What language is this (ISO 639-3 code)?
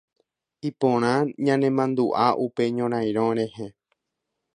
grn